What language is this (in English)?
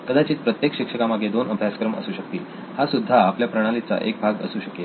Marathi